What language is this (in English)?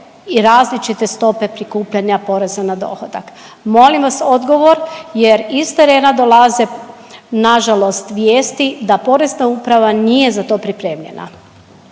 Croatian